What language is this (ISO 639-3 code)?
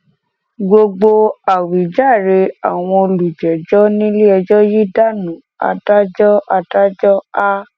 yor